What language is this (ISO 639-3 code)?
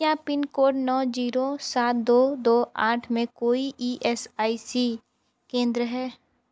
hin